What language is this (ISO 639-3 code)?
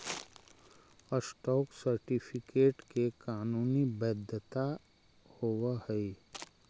mag